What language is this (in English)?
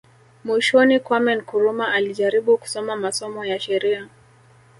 Swahili